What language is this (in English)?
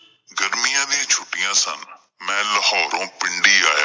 Punjabi